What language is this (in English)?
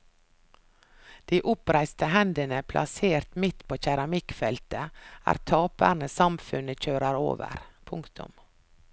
Norwegian